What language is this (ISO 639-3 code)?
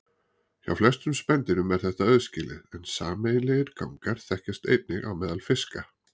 isl